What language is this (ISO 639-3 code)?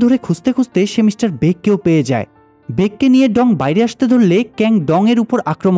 ben